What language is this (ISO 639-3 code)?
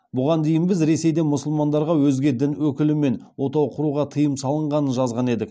kaz